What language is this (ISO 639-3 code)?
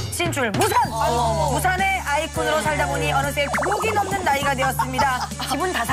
kor